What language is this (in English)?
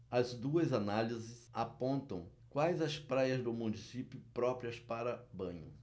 Portuguese